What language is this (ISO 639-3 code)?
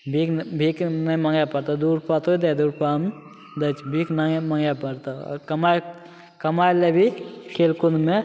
mai